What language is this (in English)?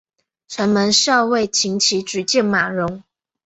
Chinese